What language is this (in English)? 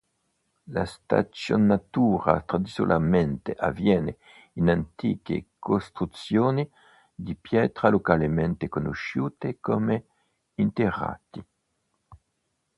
Italian